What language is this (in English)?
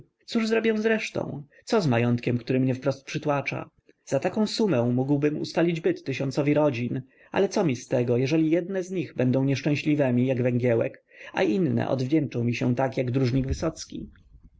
Polish